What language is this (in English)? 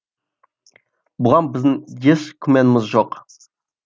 Kazakh